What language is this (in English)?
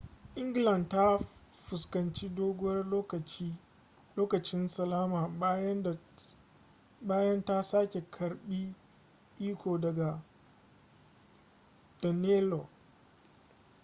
Hausa